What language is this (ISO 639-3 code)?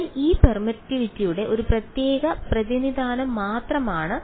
mal